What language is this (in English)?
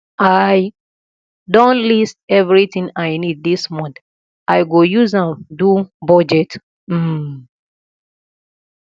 Nigerian Pidgin